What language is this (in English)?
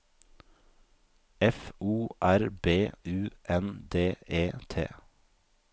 Norwegian